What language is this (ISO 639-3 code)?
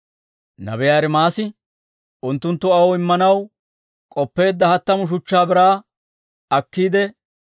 dwr